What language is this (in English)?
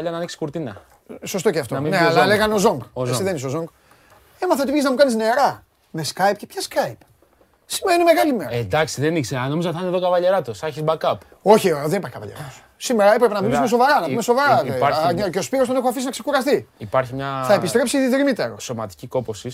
Greek